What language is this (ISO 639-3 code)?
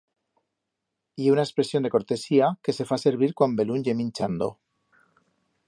arg